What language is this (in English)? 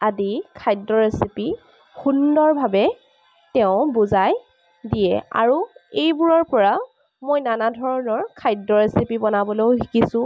Assamese